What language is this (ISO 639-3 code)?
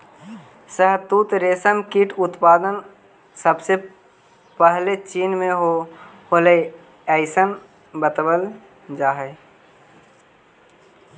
mag